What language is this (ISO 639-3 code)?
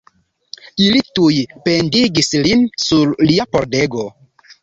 epo